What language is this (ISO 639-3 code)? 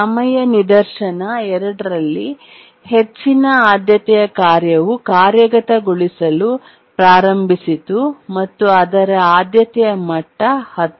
kan